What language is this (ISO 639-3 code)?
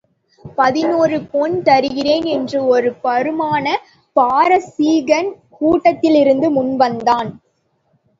tam